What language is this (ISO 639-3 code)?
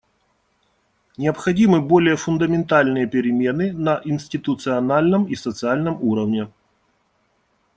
rus